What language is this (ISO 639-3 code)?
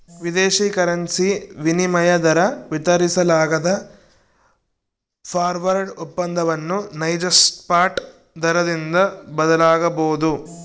kan